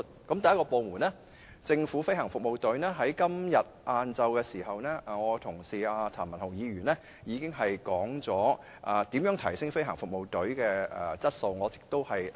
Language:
Cantonese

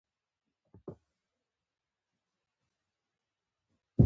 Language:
Pashto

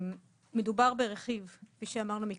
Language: Hebrew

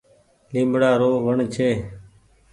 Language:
Goaria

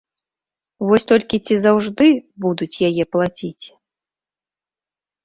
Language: Belarusian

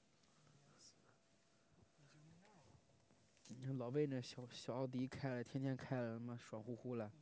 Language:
Chinese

